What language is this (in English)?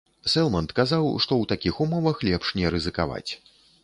Belarusian